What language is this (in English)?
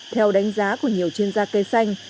Vietnamese